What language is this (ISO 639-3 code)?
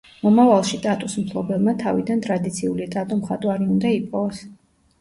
kat